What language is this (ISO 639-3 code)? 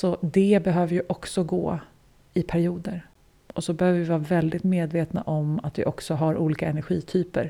swe